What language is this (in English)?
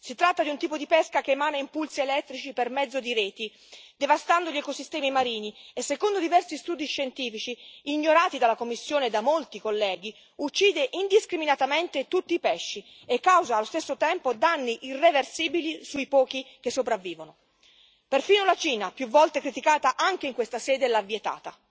Italian